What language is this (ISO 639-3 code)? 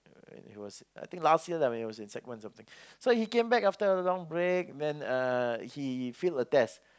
eng